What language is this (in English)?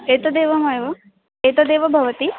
Sanskrit